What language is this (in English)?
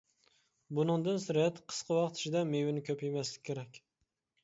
Uyghur